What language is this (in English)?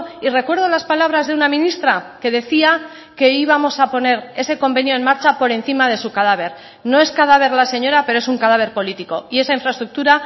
Spanish